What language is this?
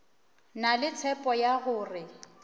Northern Sotho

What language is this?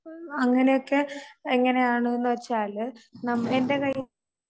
Malayalam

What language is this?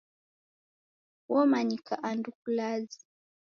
Taita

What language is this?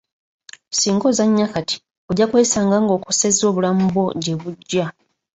Ganda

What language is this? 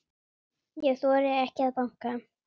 Icelandic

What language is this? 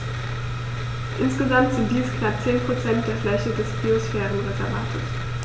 German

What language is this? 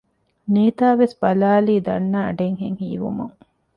Divehi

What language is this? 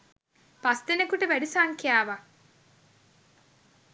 Sinhala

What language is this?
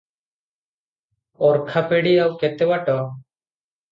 Odia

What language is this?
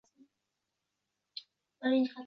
Uzbek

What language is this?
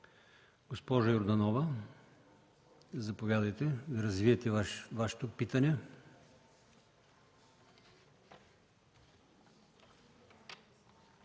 Bulgarian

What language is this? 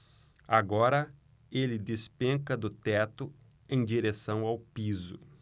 Portuguese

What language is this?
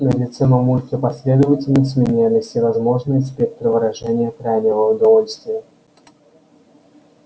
Russian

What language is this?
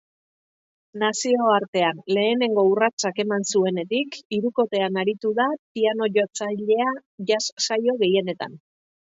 Basque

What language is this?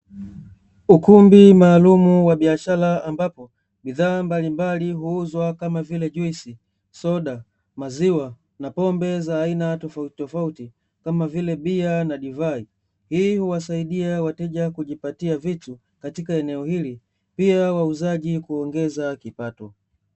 Swahili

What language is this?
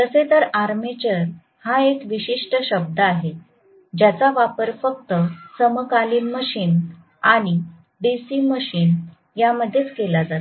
Marathi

